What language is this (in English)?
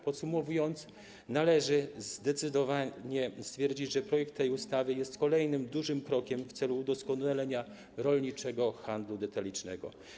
Polish